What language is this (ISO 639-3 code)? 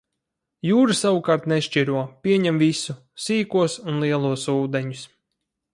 lav